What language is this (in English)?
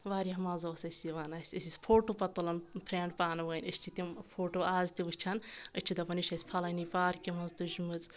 Kashmiri